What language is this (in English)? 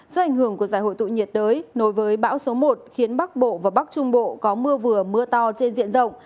Vietnamese